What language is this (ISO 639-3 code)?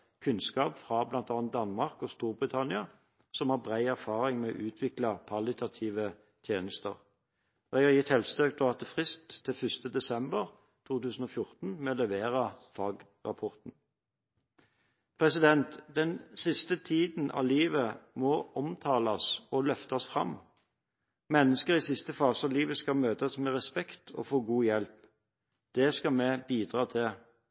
nob